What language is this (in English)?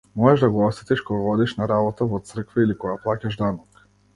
Macedonian